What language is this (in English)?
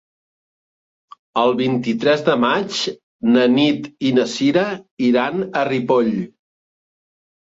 Catalan